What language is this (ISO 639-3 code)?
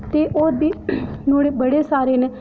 doi